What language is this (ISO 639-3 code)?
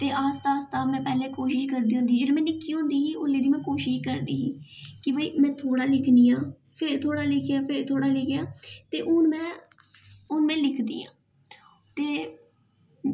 doi